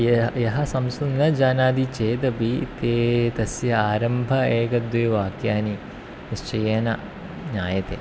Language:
Sanskrit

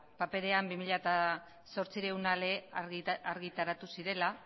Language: Basque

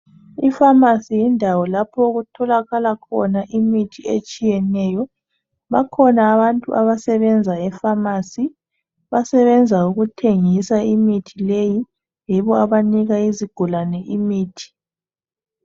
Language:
North Ndebele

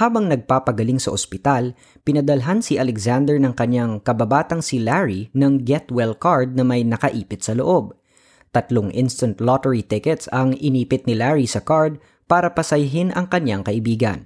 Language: Filipino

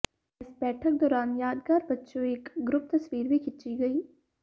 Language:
Punjabi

